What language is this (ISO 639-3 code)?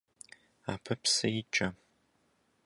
kbd